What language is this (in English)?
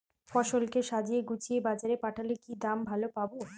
Bangla